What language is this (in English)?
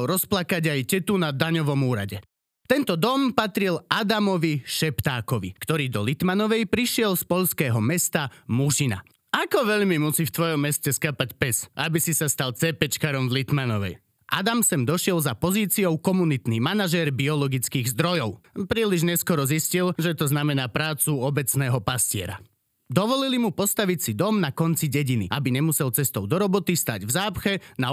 Slovak